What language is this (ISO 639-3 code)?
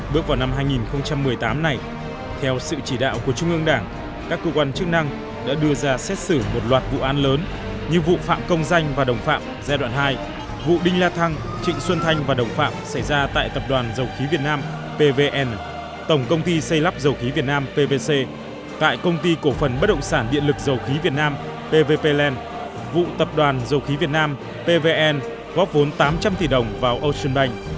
vie